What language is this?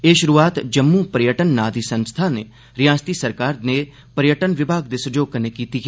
Dogri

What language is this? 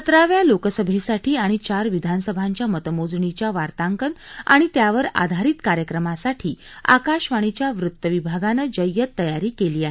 Marathi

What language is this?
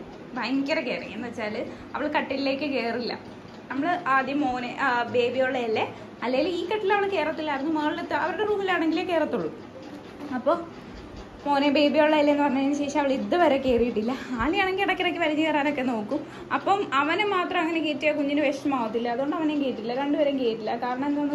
Malayalam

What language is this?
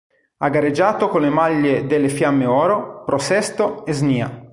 Italian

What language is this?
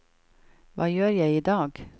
Norwegian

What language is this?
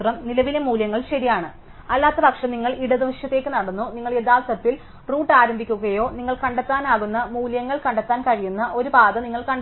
Malayalam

